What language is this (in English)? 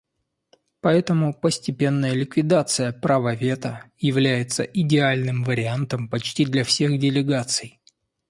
Russian